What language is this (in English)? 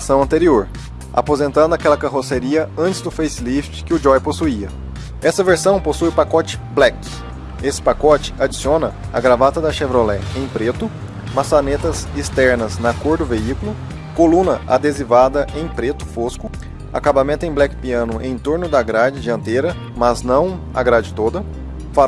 Portuguese